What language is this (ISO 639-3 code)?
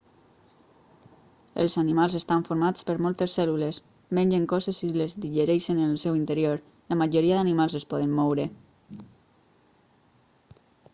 cat